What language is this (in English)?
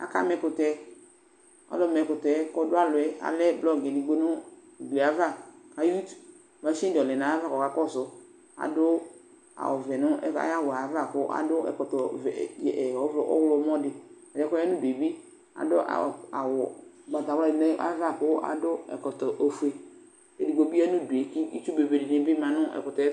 Ikposo